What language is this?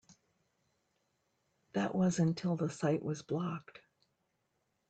English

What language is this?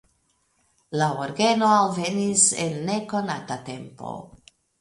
Esperanto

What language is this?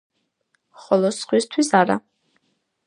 Georgian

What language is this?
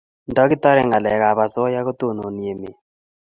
Kalenjin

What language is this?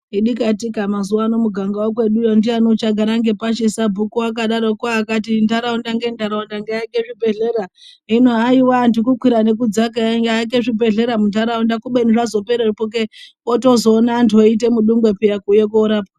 Ndau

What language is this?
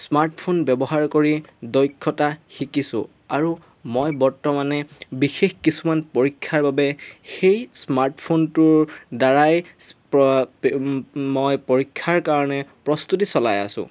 Assamese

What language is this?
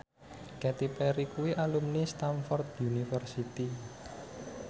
Javanese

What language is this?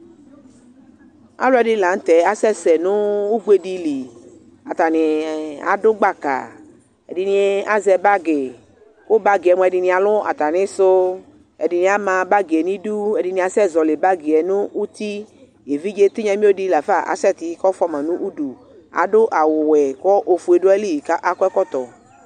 Ikposo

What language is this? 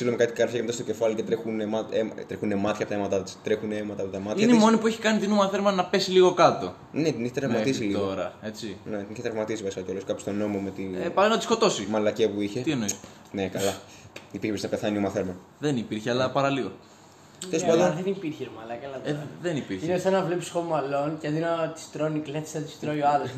Greek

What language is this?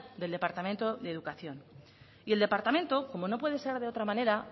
Spanish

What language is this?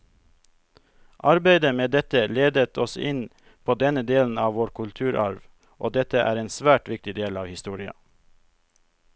Norwegian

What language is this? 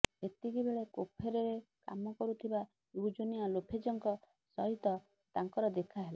Odia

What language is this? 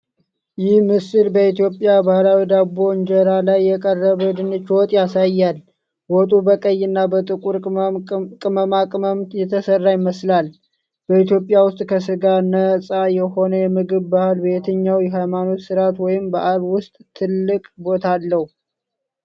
Amharic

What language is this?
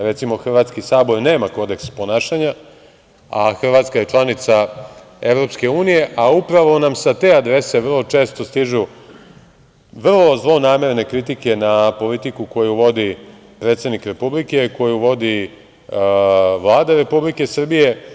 Serbian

